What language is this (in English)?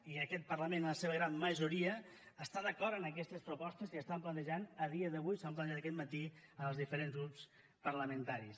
Catalan